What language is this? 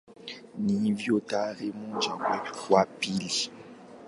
Swahili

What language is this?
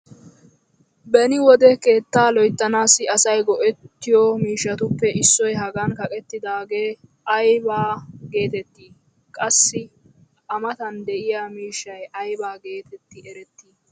Wolaytta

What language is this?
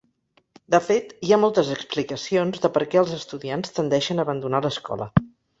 Catalan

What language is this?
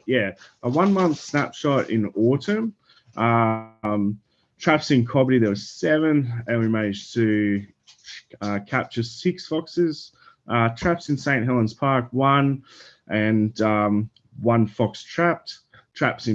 English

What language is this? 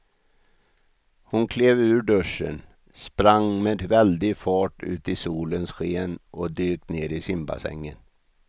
Swedish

